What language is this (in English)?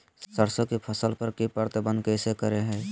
Magahi